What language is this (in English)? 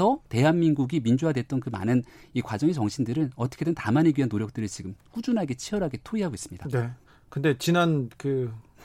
Korean